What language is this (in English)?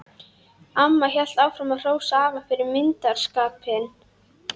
Icelandic